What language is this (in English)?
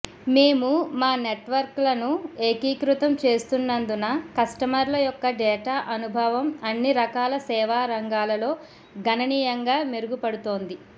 Telugu